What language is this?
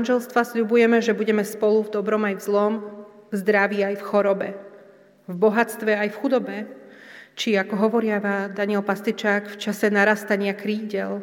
Slovak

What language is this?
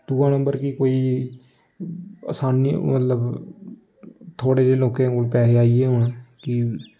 Dogri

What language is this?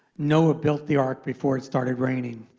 English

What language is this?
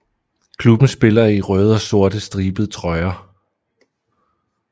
Danish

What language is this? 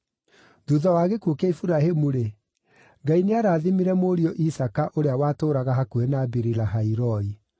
Kikuyu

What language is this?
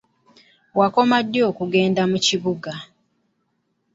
Ganda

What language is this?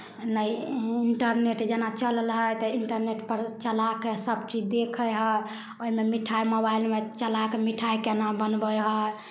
Maithili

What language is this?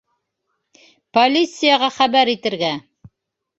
Bashkir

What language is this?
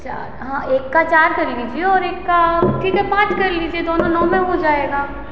Hindi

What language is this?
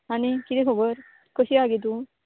Konkani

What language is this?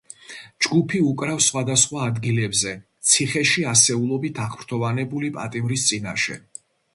Georgian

